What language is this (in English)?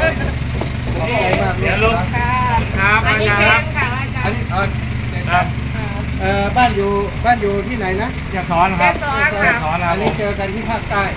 Thai